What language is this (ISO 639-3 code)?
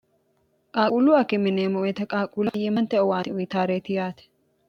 sid